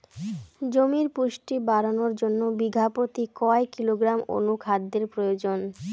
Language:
Bangla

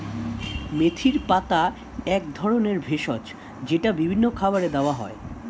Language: Bangla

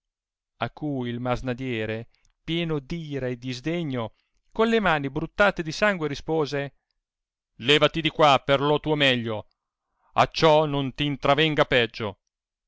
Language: Italian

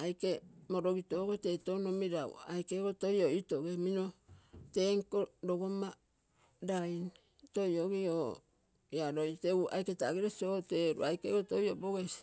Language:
Terei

